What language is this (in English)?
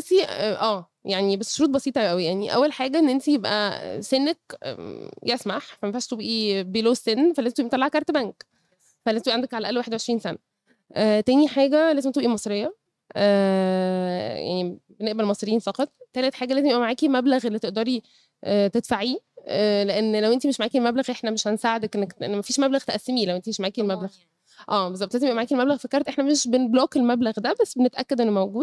Arabic